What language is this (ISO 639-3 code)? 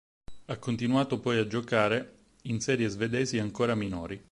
ita